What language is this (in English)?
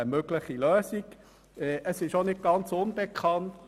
Swiss German